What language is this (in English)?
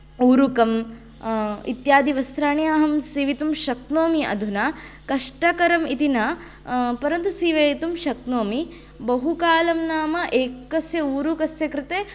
Sanskrit